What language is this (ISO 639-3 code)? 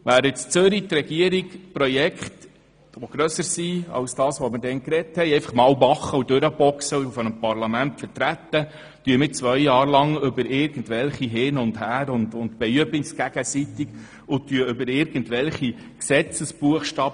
gsw